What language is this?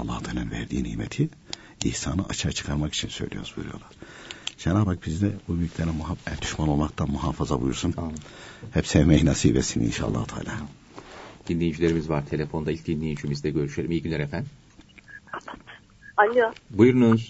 Turkish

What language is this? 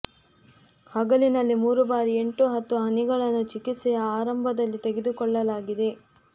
Kannada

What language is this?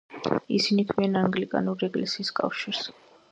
Georgian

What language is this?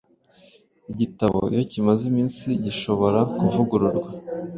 Kinyarwanda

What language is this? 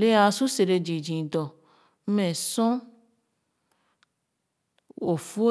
Khana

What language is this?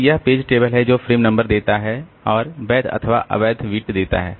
Hindi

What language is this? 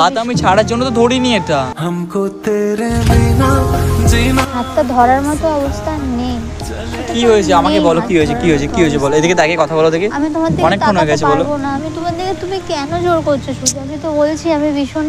Bangla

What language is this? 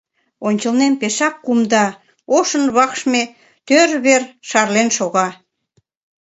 Mari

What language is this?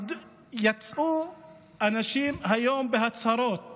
Hebrew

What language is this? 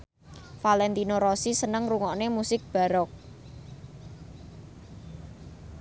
Javanese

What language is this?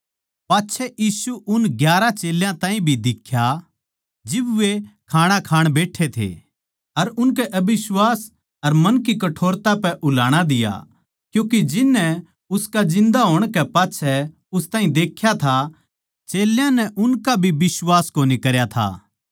Haryanvi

